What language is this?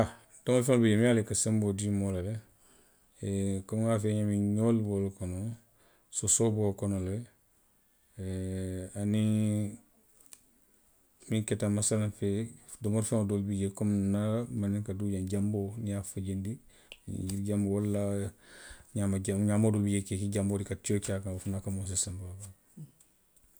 Western Maninkakan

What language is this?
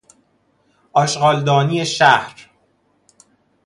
Persian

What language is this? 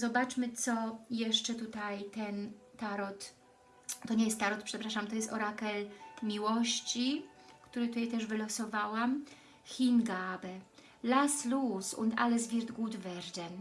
Polish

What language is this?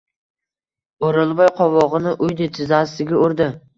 Uzbek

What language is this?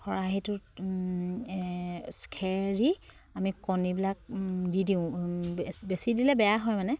Assamese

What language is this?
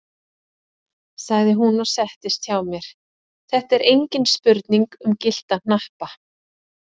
Icelandic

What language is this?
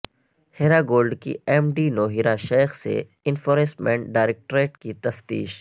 Urdu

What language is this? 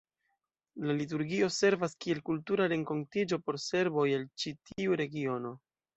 Esperanto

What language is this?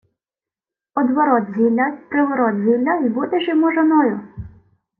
Ukrainian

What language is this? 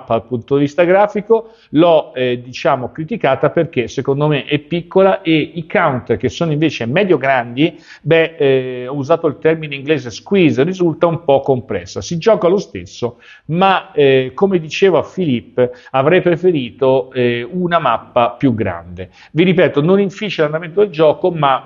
Italian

